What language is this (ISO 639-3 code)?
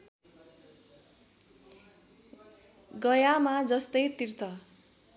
nep